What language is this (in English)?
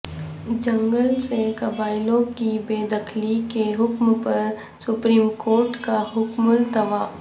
Urdu